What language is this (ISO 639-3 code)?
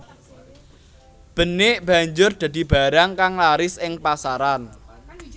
jav